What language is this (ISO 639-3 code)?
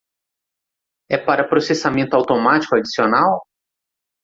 por